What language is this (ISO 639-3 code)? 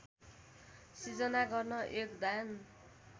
nep